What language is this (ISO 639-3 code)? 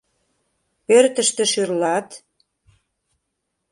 chm